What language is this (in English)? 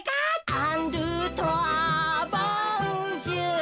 Japanese